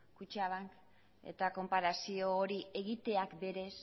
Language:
Basque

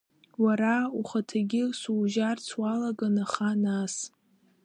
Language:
Abkhazian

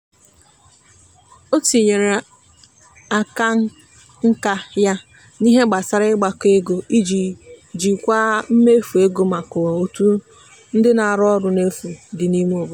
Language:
Igbo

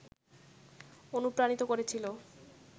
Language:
Bangla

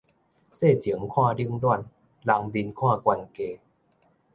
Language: Min Nan Chinese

